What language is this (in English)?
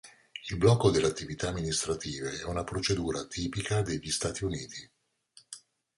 Italian